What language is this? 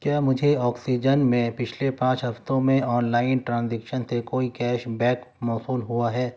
Urdu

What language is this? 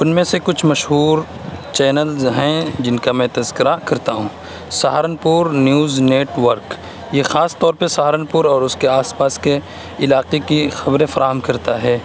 Urdu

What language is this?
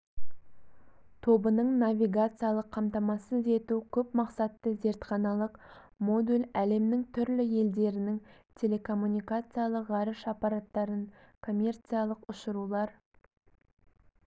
Kazakh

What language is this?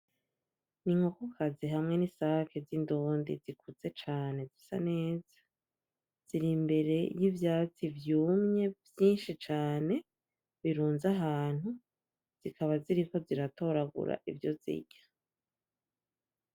Rundi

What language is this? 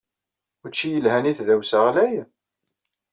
Kabyle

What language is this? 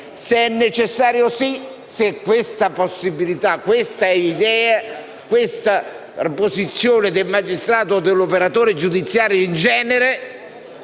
Italian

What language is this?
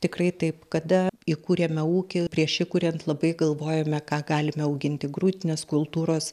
Lithuanian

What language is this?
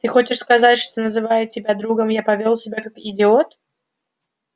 Russian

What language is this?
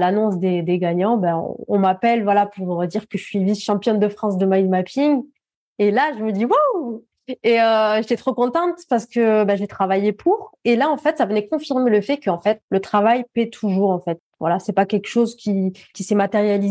French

